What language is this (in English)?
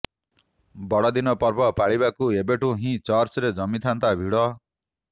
Odia